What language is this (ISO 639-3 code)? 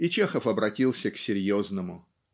rus